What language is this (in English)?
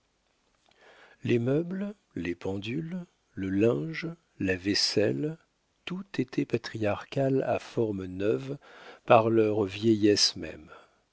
French